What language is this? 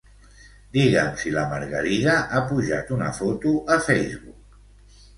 Catalan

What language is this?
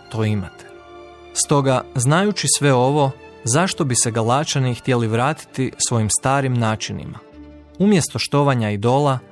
Croatian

